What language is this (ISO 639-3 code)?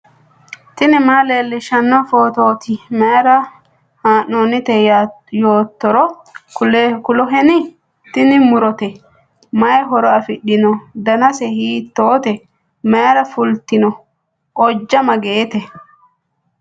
sid